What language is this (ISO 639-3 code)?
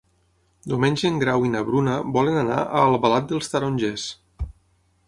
cat